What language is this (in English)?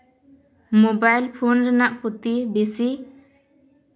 Santali